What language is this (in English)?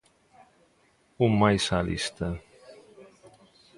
Galician